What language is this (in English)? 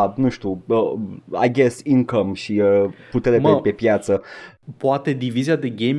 Romanian